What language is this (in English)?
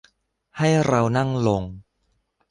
Thai